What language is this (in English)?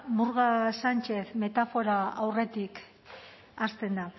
Basque